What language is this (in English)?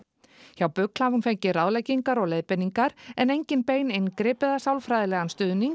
Icelandic